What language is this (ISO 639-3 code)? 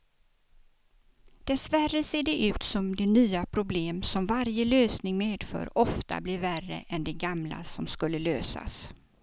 swe